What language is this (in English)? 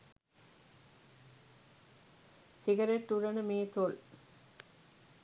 Sinhala